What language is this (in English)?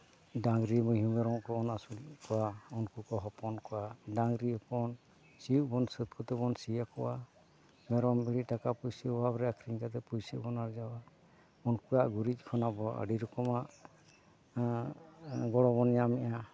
Santali